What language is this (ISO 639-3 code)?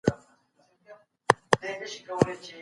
pus